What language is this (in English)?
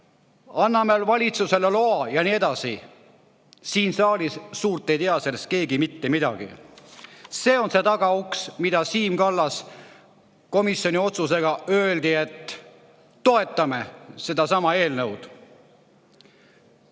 Estonian